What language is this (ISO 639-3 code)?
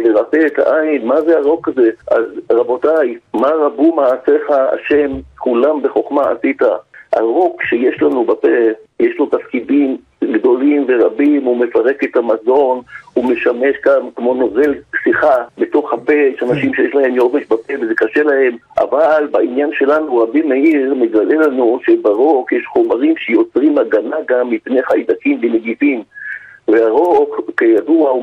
heb